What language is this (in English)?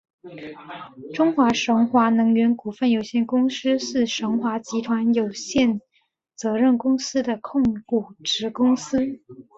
Chinese